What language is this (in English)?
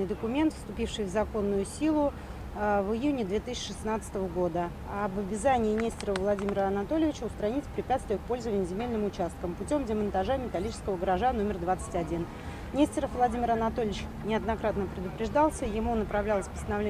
Russian